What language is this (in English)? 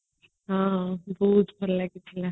Odia